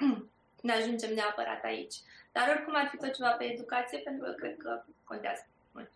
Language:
Romanian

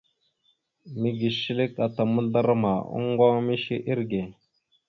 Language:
Mada (Cameroon)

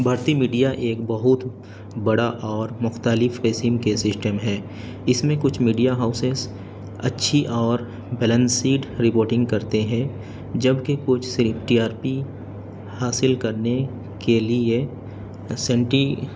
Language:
Urdu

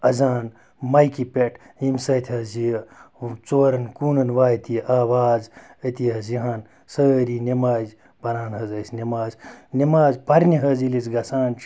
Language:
Kashmiri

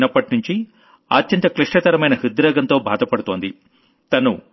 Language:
Telugu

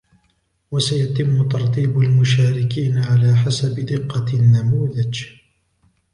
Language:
Arabic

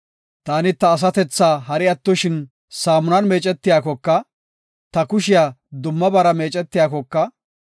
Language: Gofa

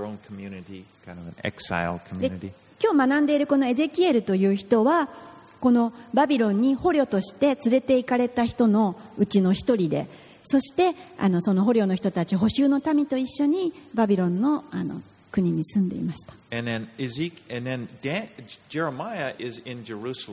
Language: Japanese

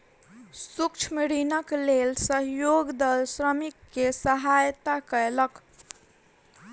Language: Maithili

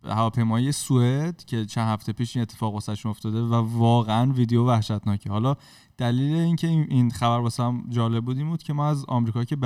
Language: Persian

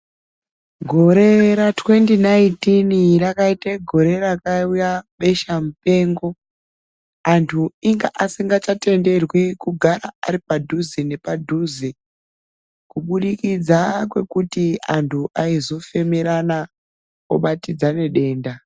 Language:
Ndau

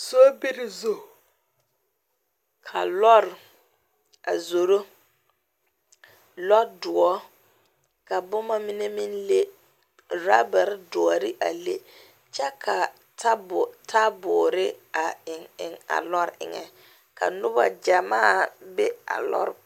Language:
Southern Dagaare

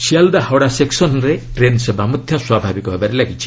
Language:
Odia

